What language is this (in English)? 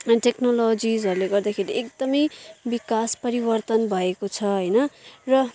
Nepali